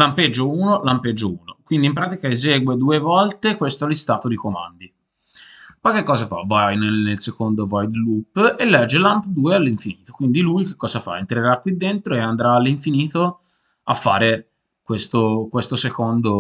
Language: Italian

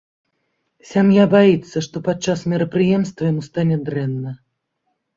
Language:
Belarusian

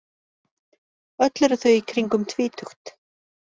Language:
Icelandic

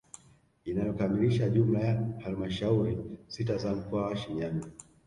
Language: Swahili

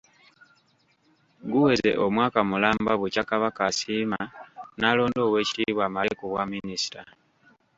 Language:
Ganda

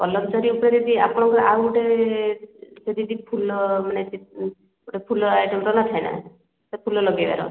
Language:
Odia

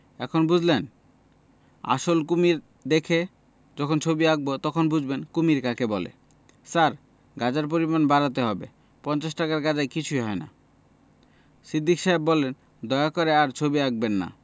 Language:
Bangla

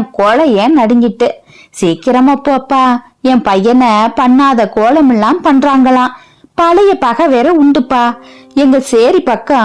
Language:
Tamil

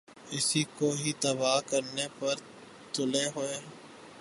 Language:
Urdu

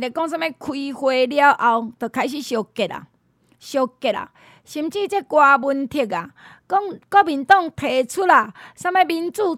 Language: Chinese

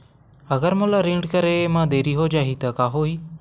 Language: Chhattisgarhi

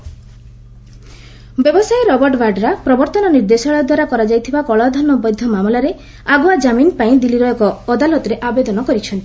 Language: Odia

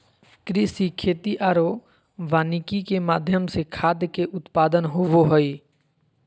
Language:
Magahi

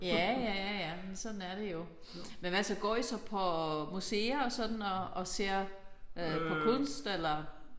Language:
Danish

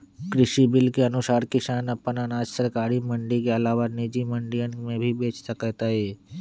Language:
Magahi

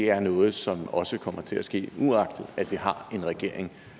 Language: Danish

